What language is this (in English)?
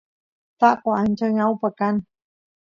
Santiago del Estero Quichua